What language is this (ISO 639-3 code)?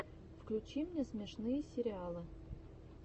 rus